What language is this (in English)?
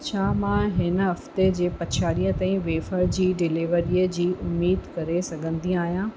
Sindhi